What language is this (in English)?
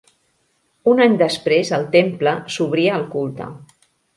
Catalan